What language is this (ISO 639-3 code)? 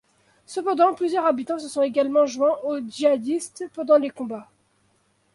fra